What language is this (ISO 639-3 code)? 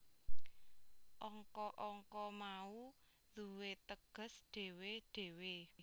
jav